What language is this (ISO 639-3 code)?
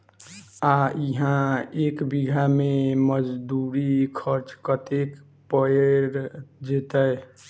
mai